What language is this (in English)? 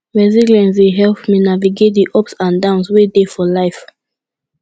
Nigerian Pidgin